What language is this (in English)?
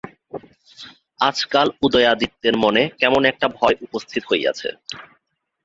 Bangla